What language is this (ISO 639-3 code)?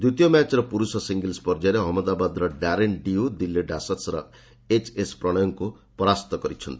ori